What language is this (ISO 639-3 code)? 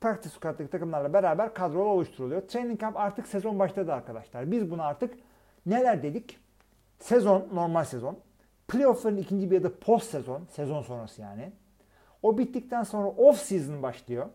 tur